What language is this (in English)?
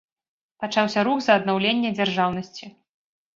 Belarusian